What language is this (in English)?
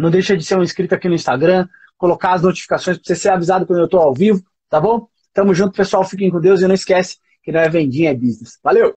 Portuguese